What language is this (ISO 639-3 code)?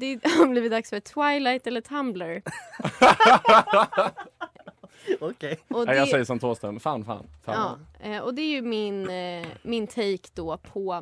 swe